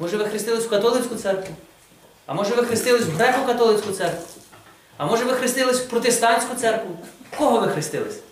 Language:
Ukrainian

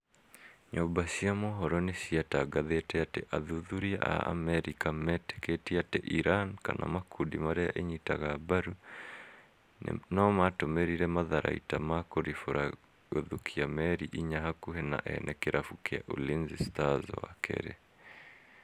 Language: Kikuyu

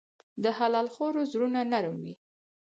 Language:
Pashto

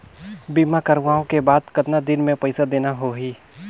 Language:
Chhattisgarhi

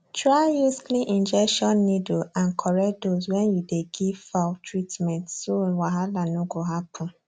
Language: Nigerian Pidgin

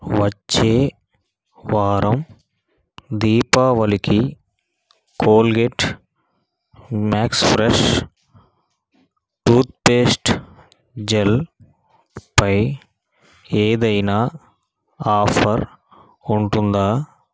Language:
Telugu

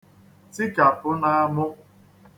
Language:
Igbo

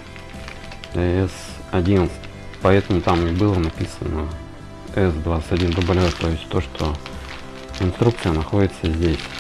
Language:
Russian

